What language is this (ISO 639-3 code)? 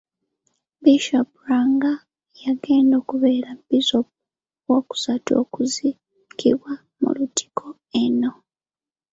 lug